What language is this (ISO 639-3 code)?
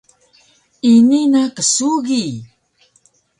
trv